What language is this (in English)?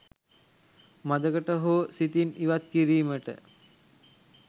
Sinhala